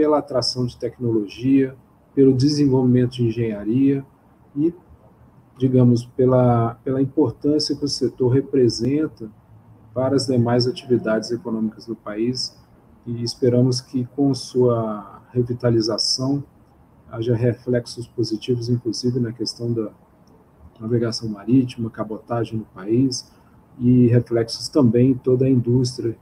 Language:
Portuguese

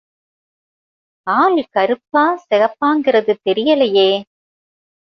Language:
Tamil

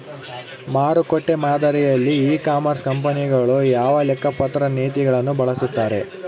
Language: Kannada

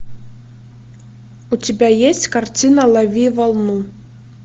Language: Russian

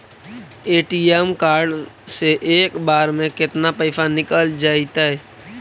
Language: Magahi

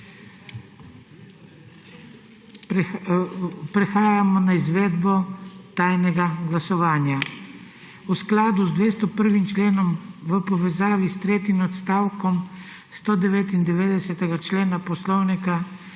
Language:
Slovenian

